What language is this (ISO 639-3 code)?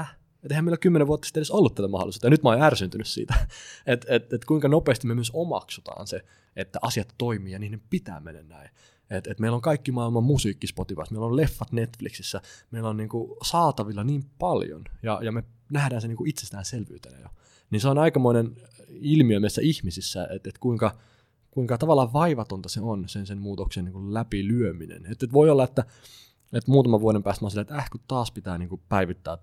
fin